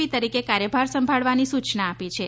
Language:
Gujarati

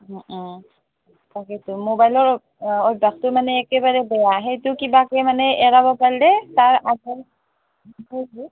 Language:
Assamese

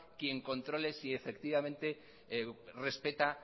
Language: Spanish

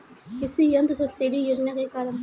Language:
Bhojpuri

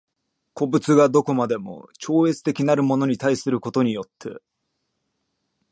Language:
Japanese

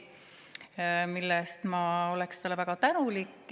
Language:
Estonian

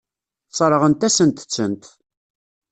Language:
Kabyle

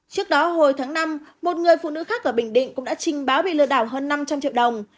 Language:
Vietnamese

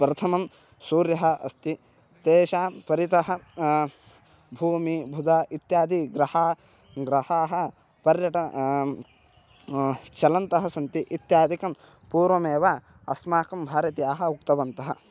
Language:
Sanskrit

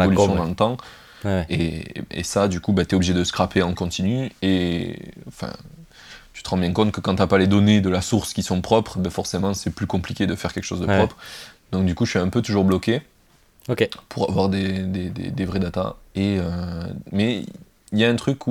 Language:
French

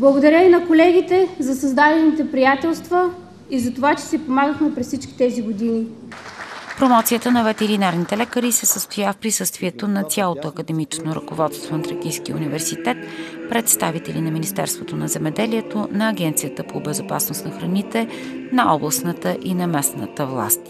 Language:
Bulgarian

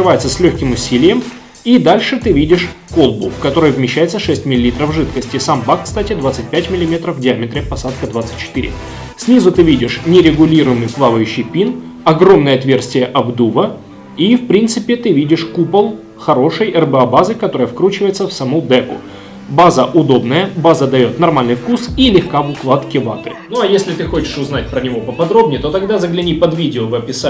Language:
Russian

